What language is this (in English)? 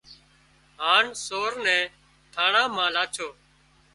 Wadiyara Koli